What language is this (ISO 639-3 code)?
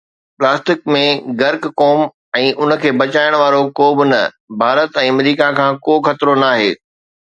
snd